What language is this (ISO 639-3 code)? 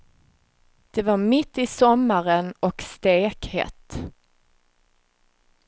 swe